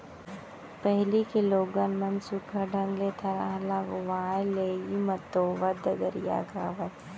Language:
Chhattisgarhi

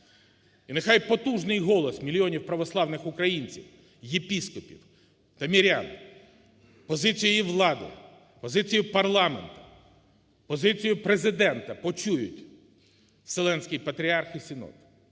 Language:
Ukrainian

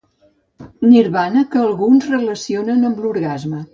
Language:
Catalan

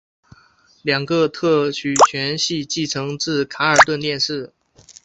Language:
Chinese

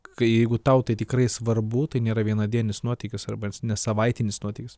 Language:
Lithuanian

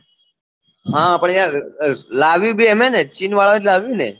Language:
Gujarati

